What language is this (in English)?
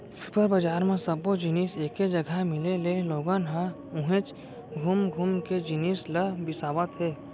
Chhattisgarhi